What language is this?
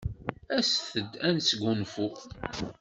Kabyle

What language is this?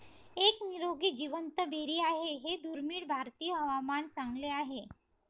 Marathi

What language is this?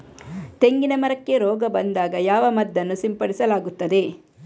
Kannada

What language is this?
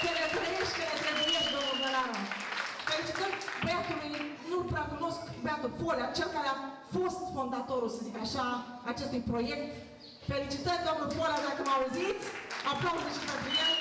Romanian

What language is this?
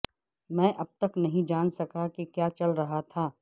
Urdu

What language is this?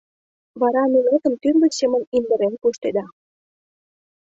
Mari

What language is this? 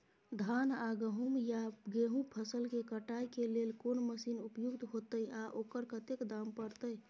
Maithili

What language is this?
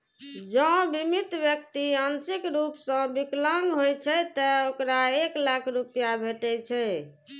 Maithili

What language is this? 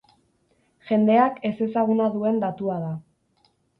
Basque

